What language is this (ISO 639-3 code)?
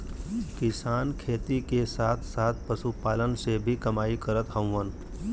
bho